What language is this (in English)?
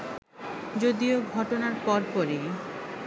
Bangla